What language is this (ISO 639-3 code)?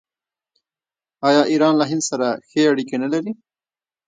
pus